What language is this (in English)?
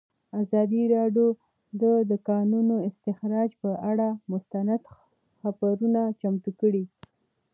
Pashto